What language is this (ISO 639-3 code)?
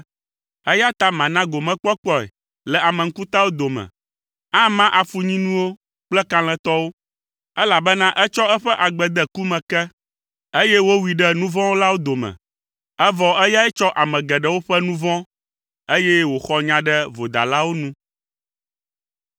ewe